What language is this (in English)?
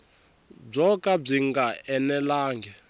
Tsonga